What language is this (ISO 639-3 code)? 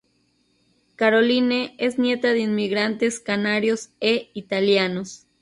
spa